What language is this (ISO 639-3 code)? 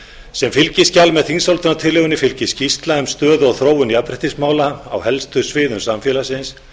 isl